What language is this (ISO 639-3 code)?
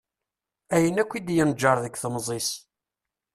kab